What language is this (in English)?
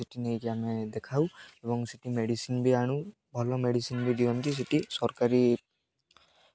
Odia